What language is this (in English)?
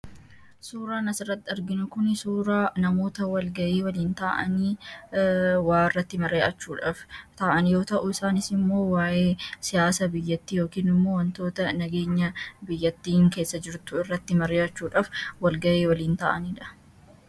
Oromo